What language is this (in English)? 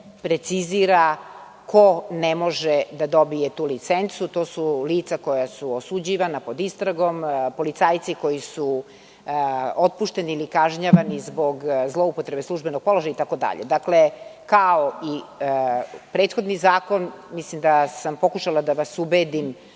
Serbian